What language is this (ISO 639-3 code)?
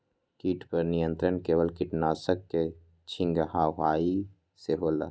mag